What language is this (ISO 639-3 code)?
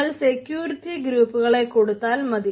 mal